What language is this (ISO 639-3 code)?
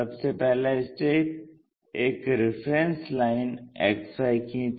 hin